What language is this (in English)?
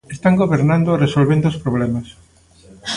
Galician